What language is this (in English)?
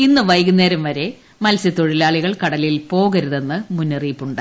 Malayalam